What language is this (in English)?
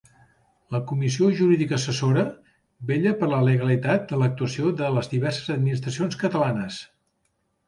Catalan